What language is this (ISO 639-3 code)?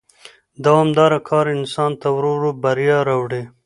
pus